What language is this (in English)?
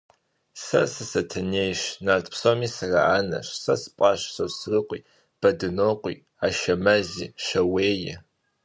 Kabardian